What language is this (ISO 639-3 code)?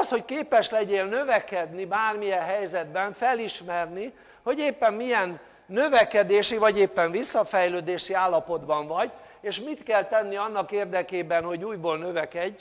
hun